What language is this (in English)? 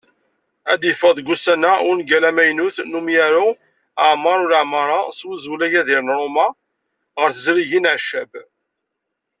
Kabyle